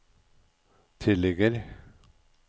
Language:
Norwegian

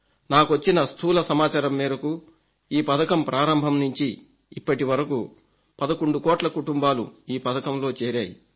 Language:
Telugu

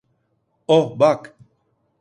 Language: Turkish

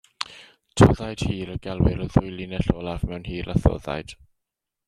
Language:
Welsh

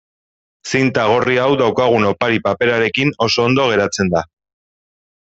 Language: Basque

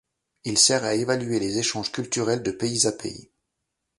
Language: French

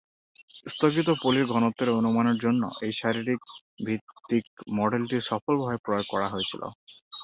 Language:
Bangla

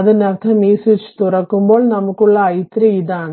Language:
Malayalam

